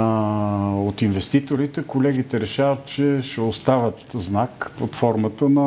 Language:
Bulgarian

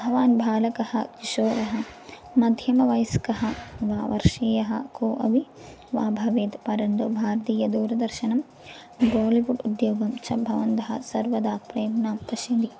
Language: Sanskrit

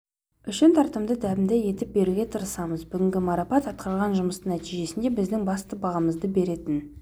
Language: Kazakh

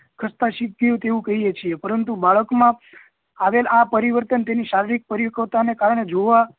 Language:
Gujarati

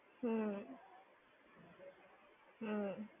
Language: Gujarati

